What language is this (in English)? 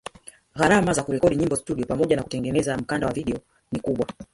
Swahili